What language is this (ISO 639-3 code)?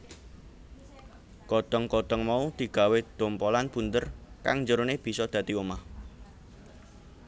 jav